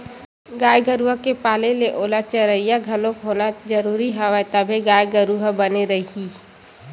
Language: Chhattisgarhi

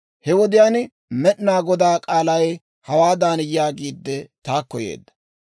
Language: Dawro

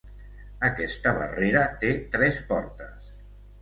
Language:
Catalan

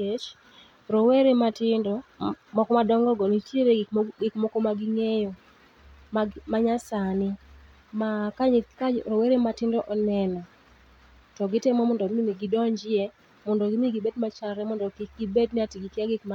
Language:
Luo (Kenya and Tanzania)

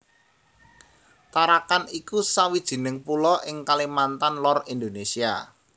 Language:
Javanese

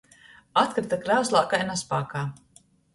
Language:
Latgalian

